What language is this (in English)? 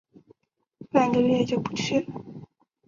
Chinese